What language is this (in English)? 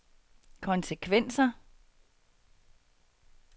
Danish